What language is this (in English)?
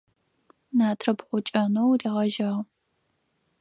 Adyghe